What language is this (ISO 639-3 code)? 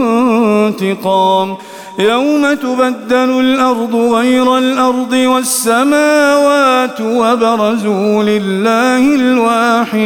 ara